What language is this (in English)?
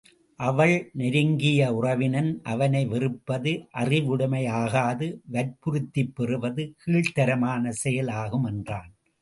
Tamil